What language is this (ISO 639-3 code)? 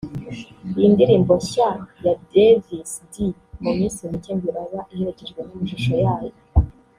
kin